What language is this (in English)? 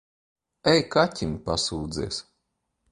Latvian